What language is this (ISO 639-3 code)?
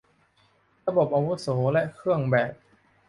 tha